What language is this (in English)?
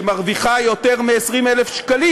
Hebrew